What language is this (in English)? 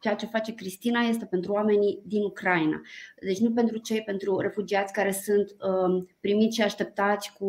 Romanian